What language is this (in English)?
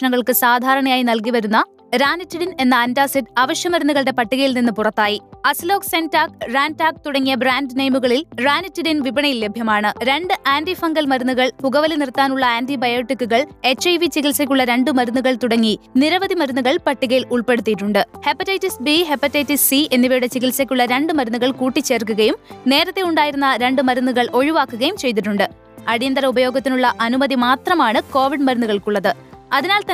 Malayalam